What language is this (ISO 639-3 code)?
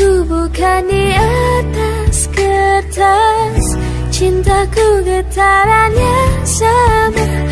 ind